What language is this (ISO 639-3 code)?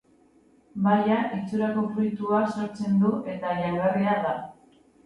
eus